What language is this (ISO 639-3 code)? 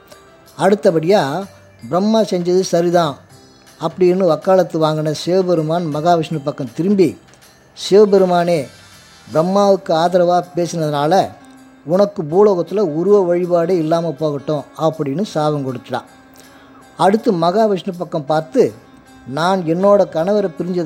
tam